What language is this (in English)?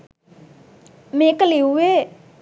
Sinhala